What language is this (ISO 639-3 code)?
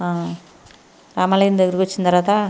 tel